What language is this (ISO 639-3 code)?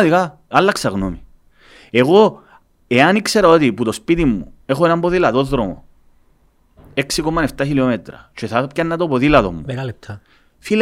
ell